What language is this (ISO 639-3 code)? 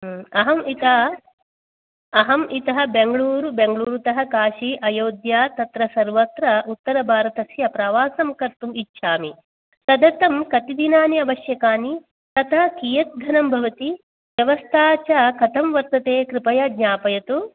san